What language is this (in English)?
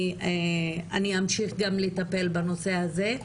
Hebrew